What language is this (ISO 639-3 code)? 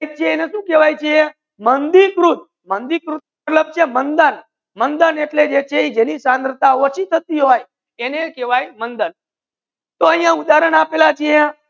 guj